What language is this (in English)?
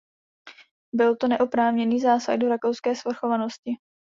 Czech